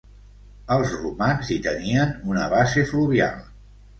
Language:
Catalan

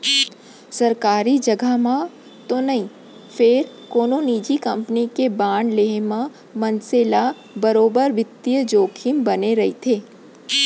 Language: Chhattisgarhi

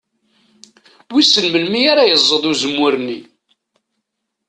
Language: Kabyle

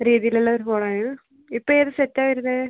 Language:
Malayalam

